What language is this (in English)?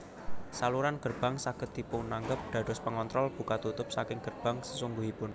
Javanese